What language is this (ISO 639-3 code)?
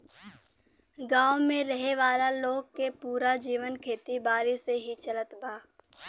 bho